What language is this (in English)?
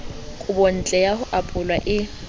Southern Sotho